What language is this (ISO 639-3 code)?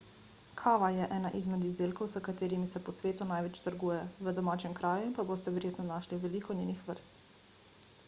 slv